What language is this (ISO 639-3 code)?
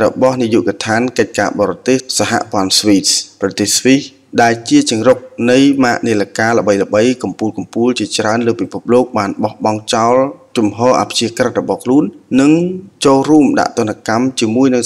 tha